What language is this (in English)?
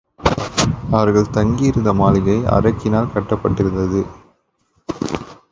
Tamil